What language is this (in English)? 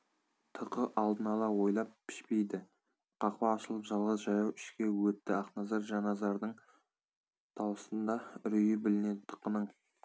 Kazakh